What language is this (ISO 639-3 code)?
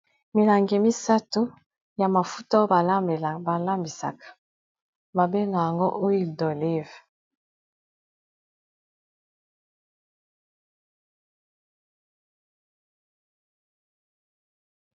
lin